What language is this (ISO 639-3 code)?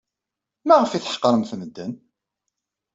kab